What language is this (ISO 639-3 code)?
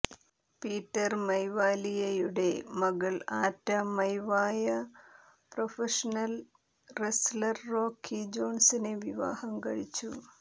mal